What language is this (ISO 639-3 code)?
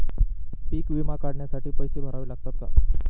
mar